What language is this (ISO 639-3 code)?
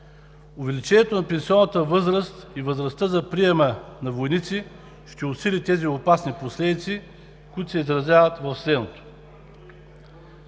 bul